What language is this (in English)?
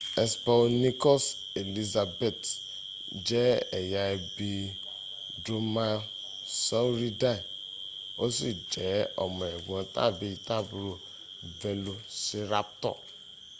Yoruba